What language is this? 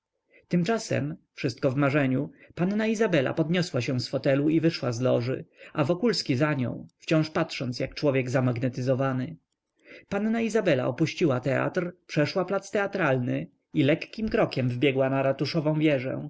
Polish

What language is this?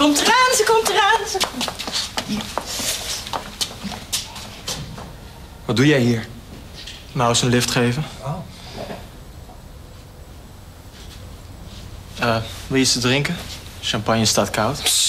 Dutch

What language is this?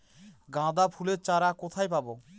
Bangla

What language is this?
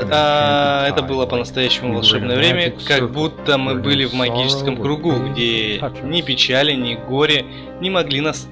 Russian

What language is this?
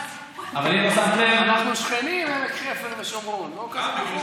Hebrew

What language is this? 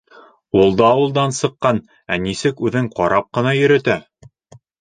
Bashkir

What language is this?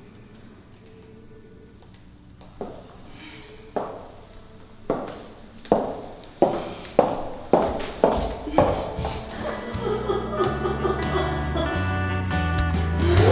English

